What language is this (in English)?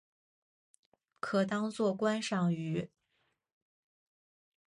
Chinese